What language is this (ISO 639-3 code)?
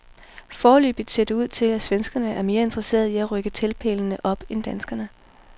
dan